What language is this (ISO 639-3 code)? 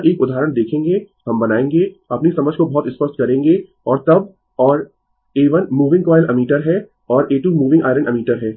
hin